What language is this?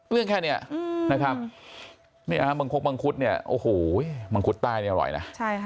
Thai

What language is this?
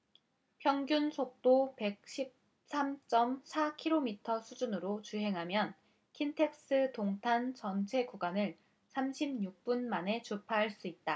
Korean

